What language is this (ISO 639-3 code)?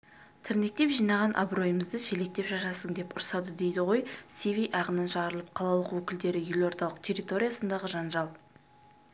kaz